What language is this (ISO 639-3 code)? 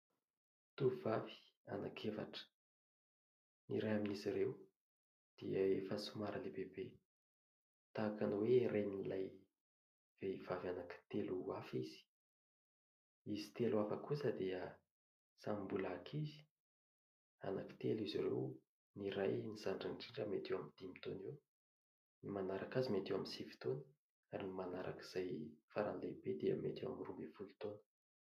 mlg